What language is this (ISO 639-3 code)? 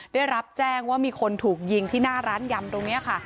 tha